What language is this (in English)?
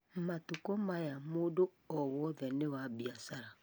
Kikuyu